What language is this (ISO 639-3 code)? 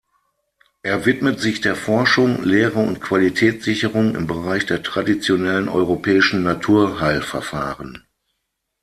deu